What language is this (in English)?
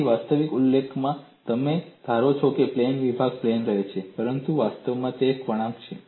Gujarati